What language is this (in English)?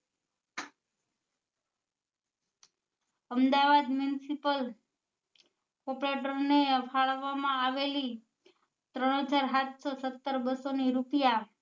Gujarati